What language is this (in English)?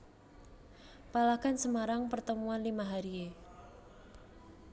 Javanese